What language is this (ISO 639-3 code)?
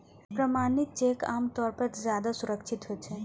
mai